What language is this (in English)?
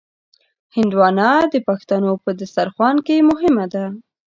Pashto